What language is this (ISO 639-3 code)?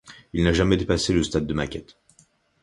fra